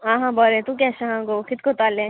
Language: Konkani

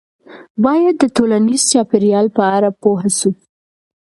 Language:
Pashto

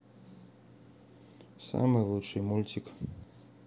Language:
Russian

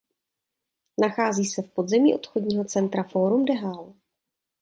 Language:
Czech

